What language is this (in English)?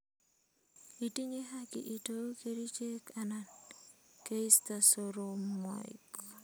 Kalenjin